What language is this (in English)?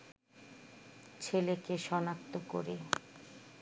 Bangla